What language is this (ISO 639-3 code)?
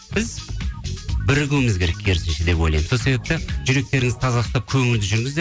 kaz